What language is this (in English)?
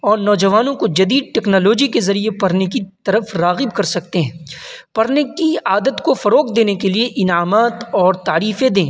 Urdu